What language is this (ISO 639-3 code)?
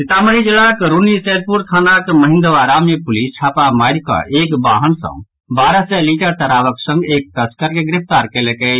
mai